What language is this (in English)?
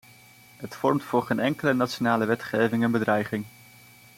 Dutch